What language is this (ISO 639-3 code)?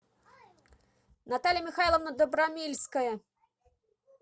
rus